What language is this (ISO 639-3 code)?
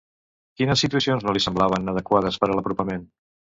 cat